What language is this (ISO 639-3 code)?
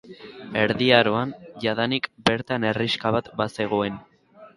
eus